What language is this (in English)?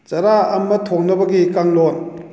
Manipuri